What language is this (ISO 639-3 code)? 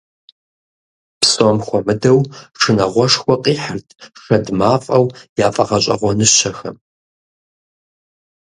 kbd